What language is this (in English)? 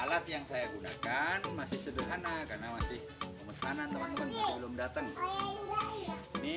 Indonesian